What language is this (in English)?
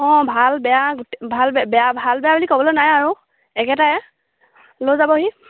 Assamese